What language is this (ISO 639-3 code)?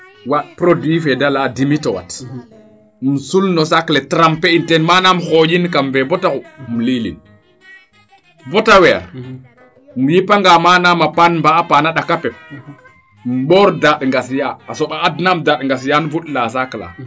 srr